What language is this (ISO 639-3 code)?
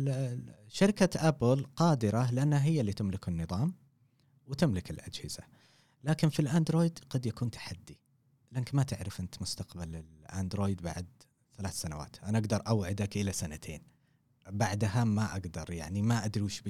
ara